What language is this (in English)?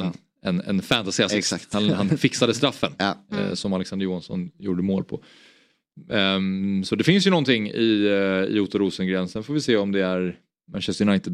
Swedish